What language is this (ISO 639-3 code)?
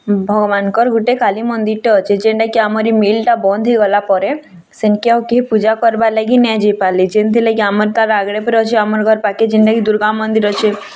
ori